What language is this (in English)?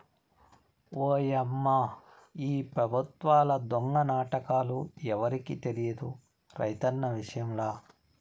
Telugu